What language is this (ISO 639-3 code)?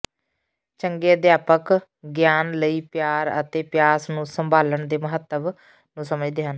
pan